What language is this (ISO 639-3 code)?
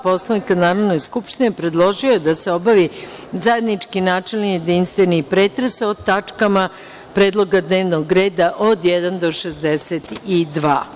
srp